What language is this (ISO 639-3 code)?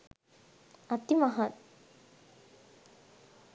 sin